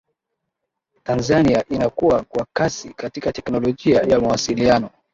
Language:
Swahili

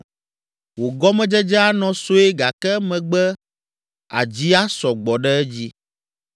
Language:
Ewe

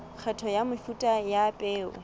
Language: Southern Sotho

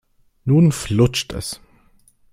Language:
German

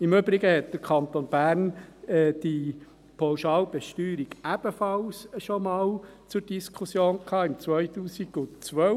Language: Swiss German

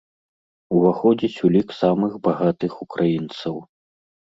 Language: Belarusian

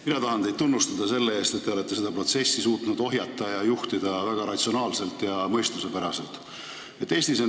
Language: Estonian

